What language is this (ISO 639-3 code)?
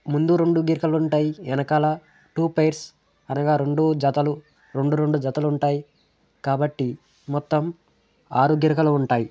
tel